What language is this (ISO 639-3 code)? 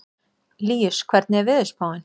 isl